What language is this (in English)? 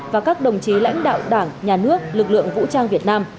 Vietnamese